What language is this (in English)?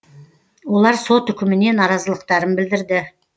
Kazakh